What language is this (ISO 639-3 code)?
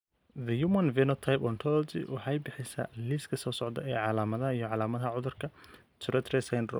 som